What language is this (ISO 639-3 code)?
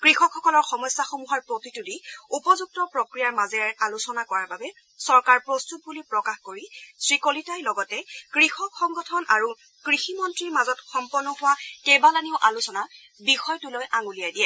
asm